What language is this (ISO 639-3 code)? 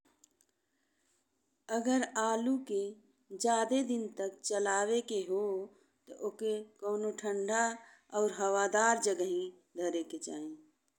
bho